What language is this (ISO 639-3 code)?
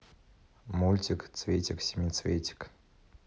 rus